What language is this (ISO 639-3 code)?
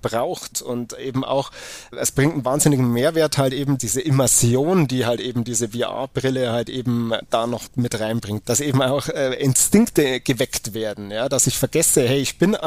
deu